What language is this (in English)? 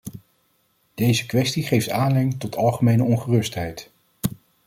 Dutch